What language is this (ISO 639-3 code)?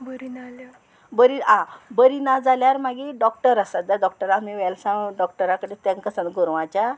kok